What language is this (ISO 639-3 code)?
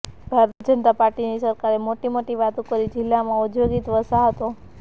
guj